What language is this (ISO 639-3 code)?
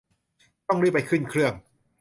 tha